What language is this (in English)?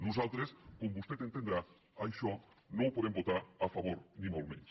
Catalan